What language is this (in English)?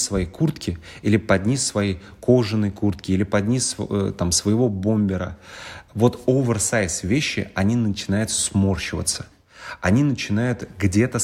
Russian